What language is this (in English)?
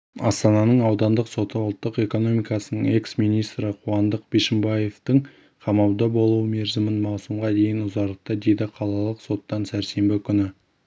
Kazakh